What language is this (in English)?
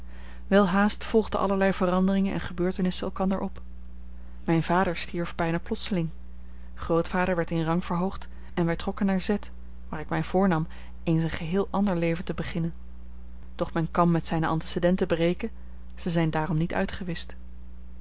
Dutch